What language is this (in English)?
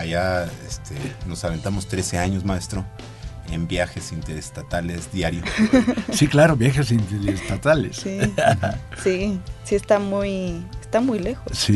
Spanish